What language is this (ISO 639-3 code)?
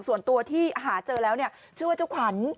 tha